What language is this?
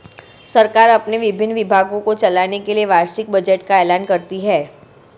Hindi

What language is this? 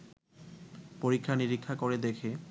Bangla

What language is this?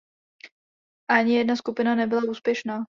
Czech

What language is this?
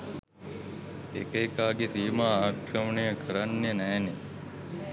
Sinhala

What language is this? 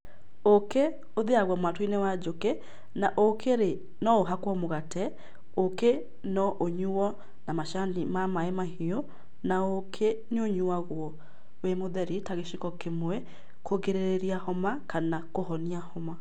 Kikuyu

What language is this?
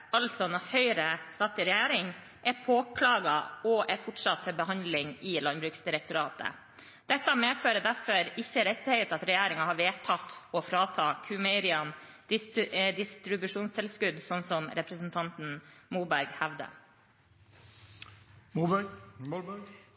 Norwegian Bokmål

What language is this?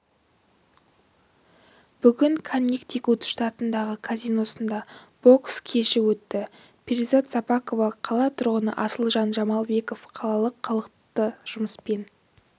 Kazakh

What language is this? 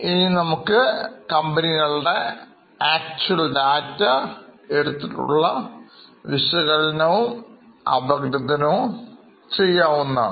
Malayalam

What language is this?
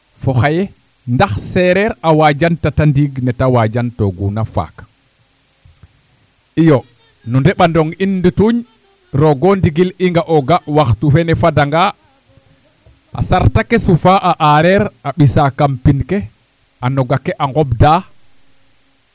Serer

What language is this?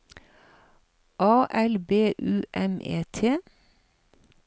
Norwegian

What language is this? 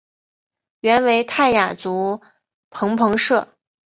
Chinese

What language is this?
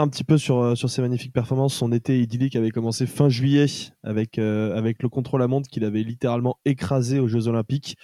French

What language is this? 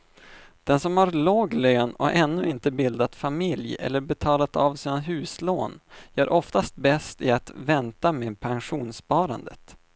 Swedish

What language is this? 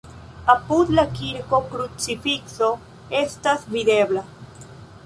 Esperanto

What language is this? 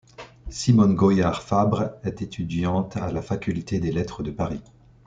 French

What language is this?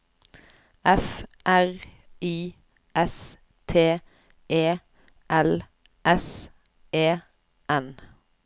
Norwegian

